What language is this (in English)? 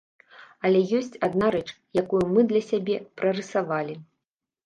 Belarusian